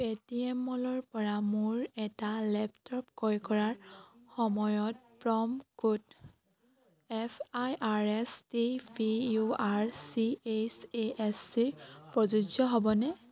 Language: Assamese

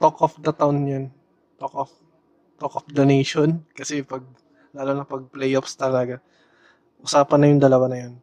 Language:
Filipino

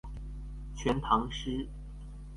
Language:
Chinese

